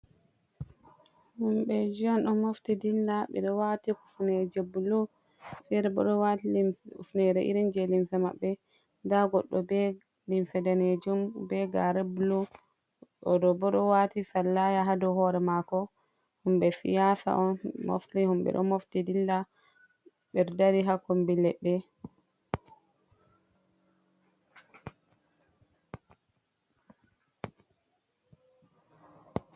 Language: Fula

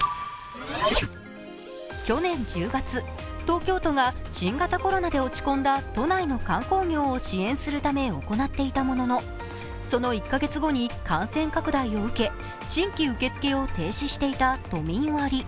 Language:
Japanese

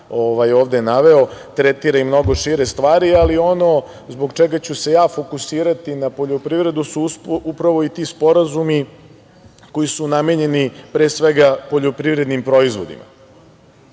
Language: Serbian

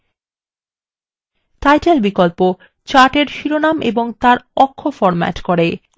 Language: Bangla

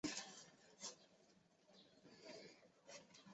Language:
Chinese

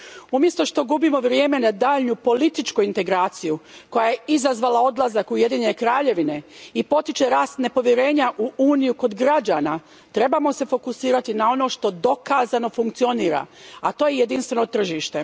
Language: Croatian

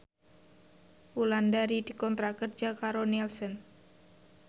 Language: Javanese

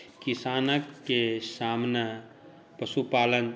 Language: Maithili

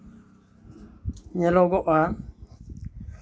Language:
Santali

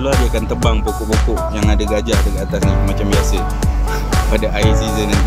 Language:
Malay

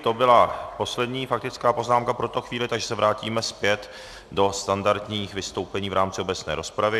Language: Czech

